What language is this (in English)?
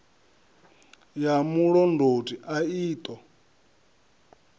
Venda